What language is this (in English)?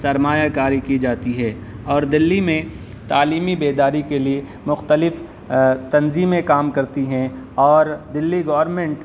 Urdu